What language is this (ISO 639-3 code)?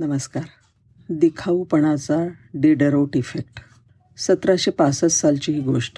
mar